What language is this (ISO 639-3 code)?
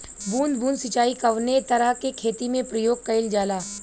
bho